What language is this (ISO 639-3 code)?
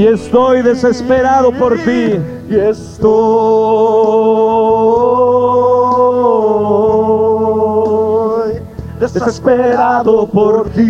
spa